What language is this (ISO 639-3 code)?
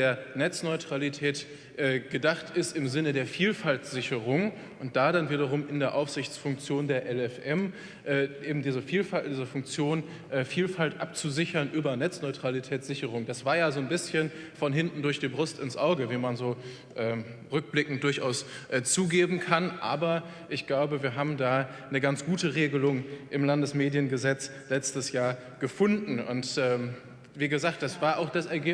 deu